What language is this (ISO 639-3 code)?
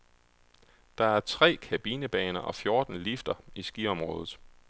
dan